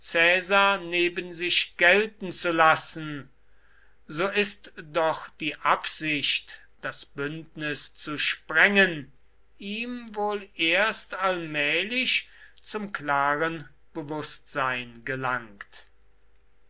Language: German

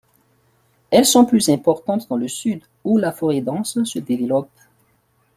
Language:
French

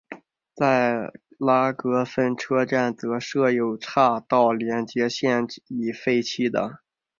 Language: Chinese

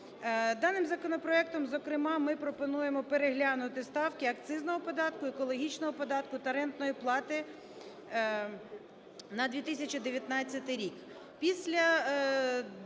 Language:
Ukrainian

